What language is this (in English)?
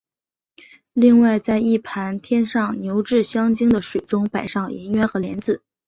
Chinese